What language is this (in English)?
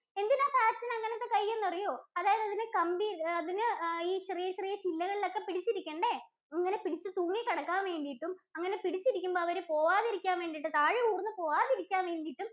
Malayalam